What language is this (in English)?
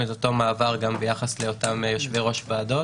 Hebrew